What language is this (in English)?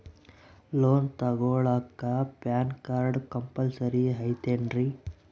Kannada